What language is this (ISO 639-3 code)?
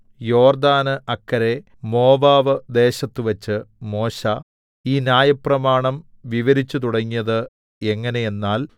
mal